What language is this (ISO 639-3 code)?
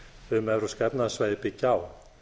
isl